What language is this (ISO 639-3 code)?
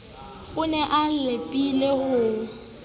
sot